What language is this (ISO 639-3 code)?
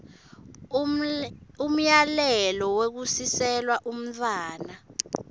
ssw